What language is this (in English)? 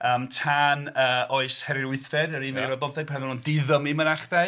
Welsh